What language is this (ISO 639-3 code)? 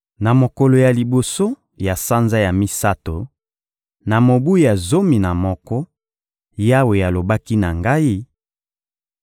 lin